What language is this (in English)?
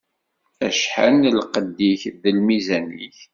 Kabyle